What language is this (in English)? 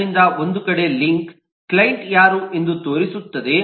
Kannada